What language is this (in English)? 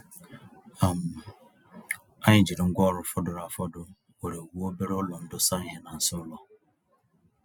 Igbo